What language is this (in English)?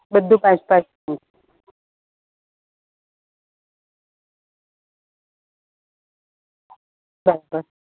Gujarati